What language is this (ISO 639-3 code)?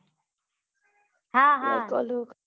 guj